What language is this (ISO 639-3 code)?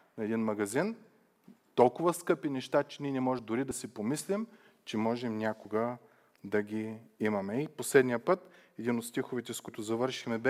bul